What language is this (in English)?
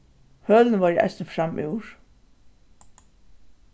Faroese